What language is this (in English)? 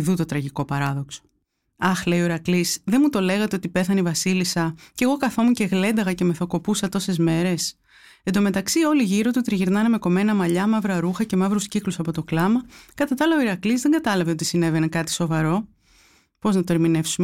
Greek